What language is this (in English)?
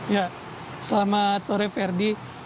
Indonesian